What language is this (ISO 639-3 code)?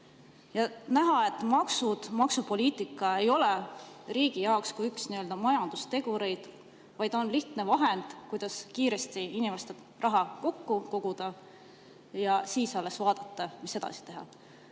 est